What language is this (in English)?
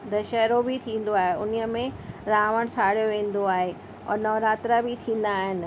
Sindhi